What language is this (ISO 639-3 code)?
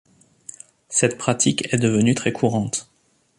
fra